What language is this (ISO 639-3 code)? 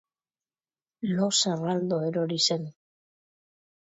eus